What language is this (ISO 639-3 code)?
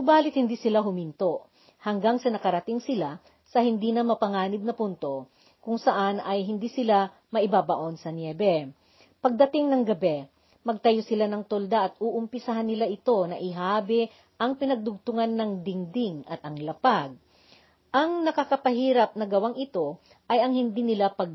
fil